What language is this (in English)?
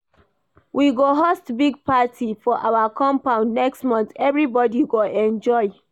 Nigerian Pidgin